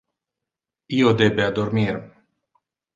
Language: Interlingua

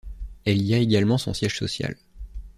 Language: French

